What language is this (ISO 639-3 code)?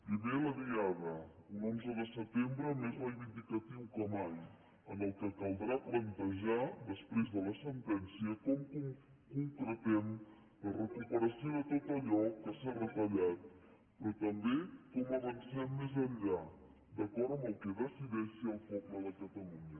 cat